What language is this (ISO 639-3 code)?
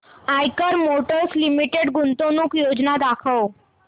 mar